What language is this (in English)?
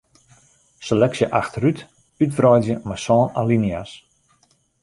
Western Frisian